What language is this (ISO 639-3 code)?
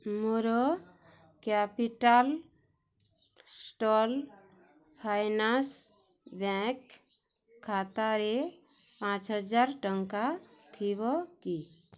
ori